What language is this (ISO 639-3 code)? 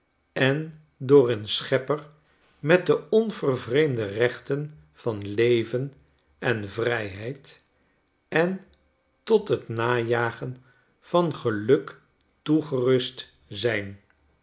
nld